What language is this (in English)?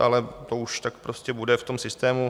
Czech